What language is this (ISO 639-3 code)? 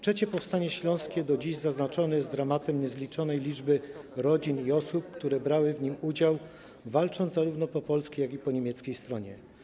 pol